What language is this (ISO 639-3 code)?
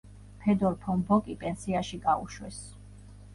kat